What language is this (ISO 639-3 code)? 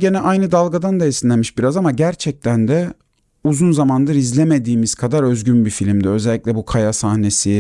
tur